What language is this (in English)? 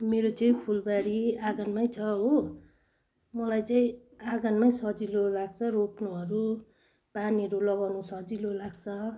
Nepali